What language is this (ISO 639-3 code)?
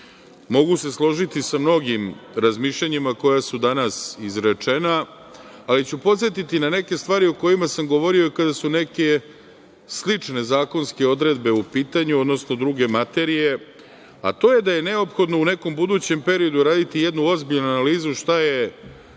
srp